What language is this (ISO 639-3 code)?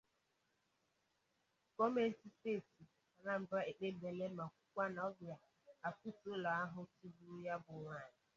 ibo